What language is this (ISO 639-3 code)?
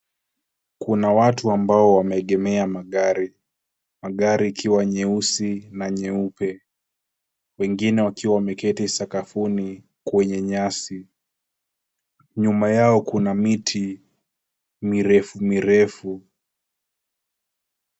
swa